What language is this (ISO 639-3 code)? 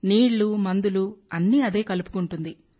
tel